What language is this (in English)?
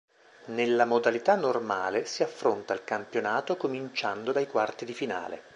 Italian